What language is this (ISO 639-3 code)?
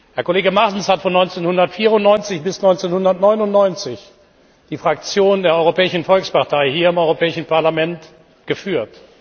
deu